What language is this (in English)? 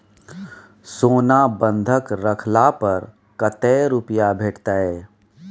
Maithili